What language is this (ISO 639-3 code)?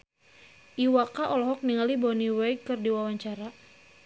sun